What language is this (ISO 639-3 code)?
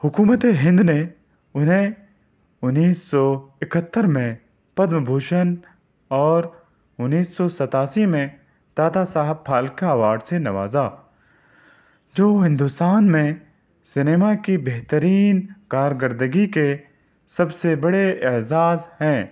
urd